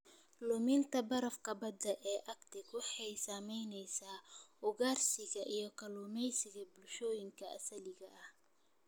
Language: Somali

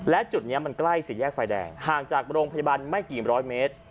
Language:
Thai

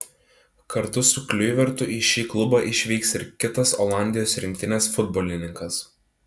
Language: Lithuanian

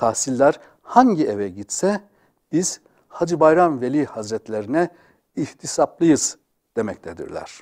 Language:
Turkish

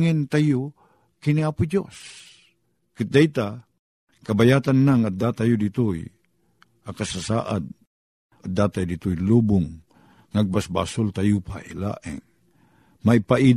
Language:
Filipino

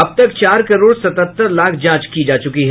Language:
Hindi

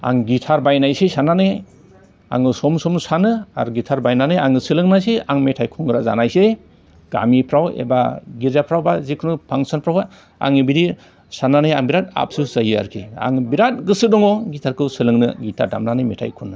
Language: Bodo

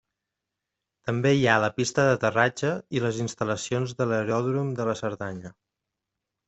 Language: Catalan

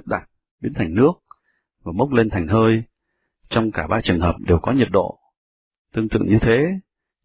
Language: Vietnamese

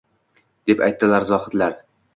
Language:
Uzbek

